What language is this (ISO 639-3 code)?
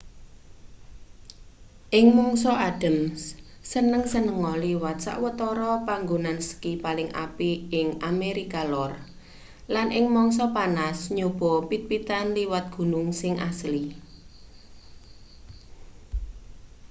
jav